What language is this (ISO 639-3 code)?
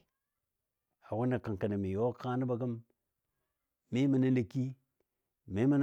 dbd